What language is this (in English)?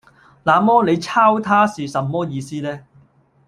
Cantonese